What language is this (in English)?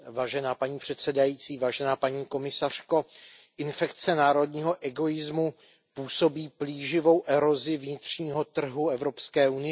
Czech